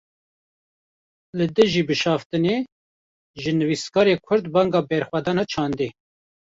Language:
Kurdish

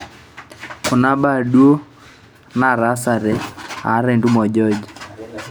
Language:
Masai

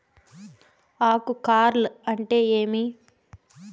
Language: Telugu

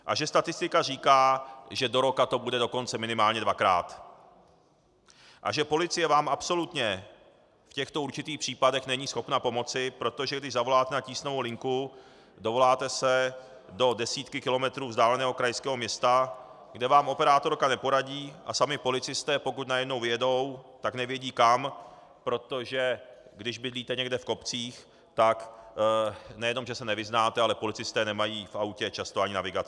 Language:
Czech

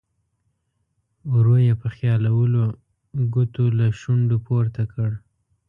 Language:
Pashto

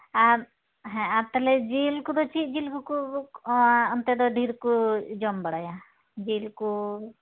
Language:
Santali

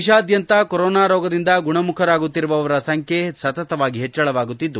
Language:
Kannada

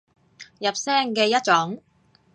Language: Cantonese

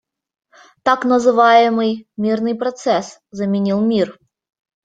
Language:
Russian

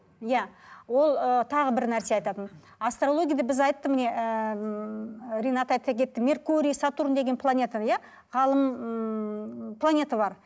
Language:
Kazakh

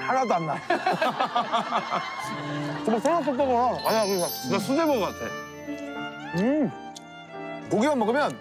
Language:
Korean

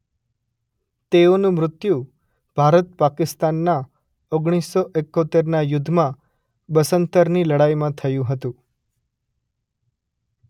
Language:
Gujarati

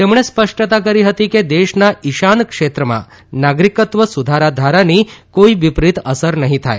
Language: Gujarati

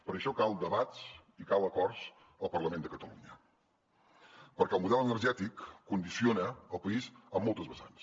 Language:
Catalan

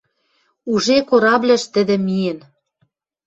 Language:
Western Mari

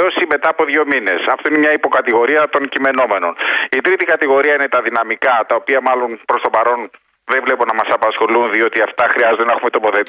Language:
Greek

